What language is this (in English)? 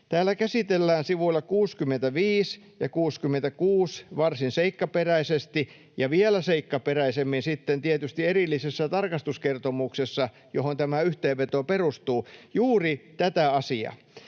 Finnish